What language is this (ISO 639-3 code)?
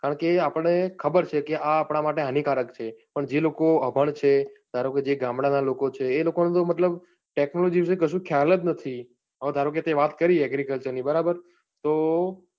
guj